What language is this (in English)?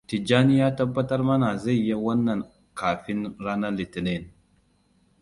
Hausa